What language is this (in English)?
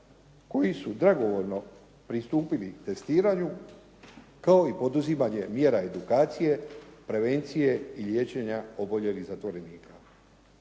Croatian